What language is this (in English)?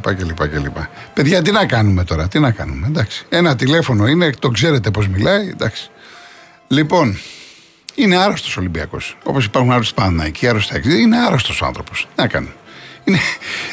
Greek